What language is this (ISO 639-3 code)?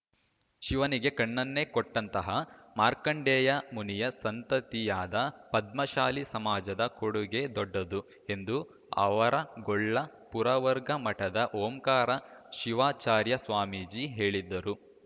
kan